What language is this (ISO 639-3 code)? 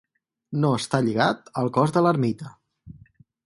cat